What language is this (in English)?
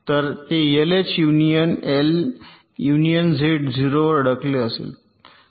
Marathi